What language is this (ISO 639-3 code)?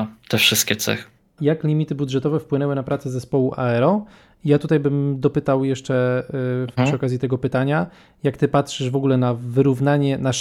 pol